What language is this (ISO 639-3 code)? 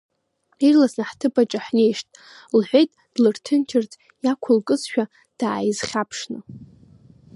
abk